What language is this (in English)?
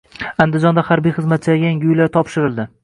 Uzbek